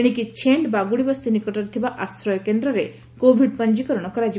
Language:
Odia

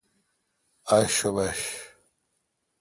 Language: Kalkoti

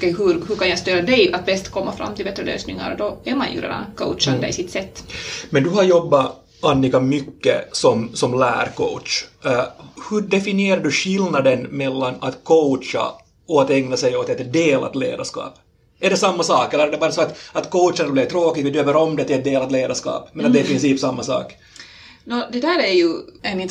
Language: Swedish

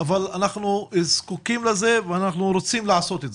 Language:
Hebrew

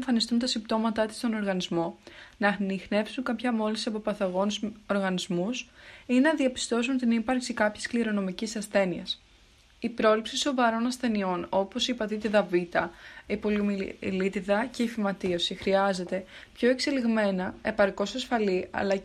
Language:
Greek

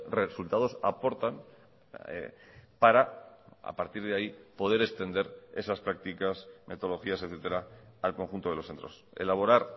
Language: Spanish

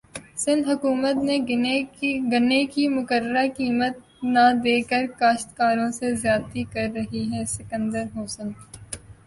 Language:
Urdu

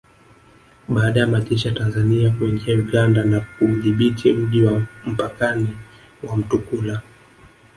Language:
Swahili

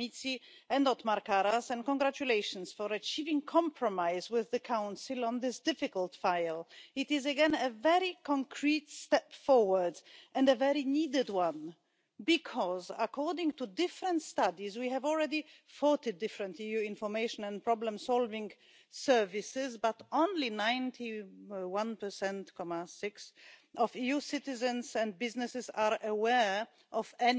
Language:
Romanian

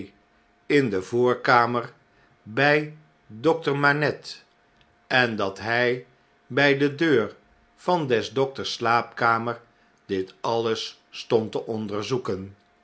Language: Dutch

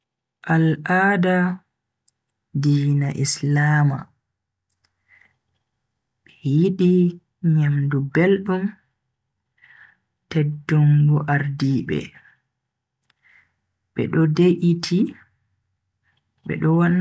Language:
Bagirmi Fulfulde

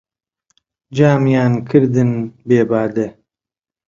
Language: Central Kurdish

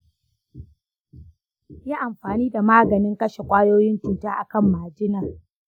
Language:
Hausa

